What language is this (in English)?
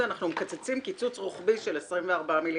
Hebrew